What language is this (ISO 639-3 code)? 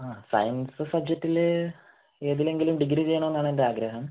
mal